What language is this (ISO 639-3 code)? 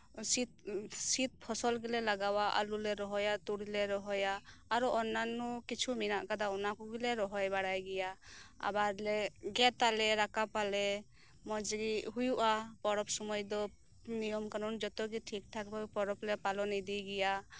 sat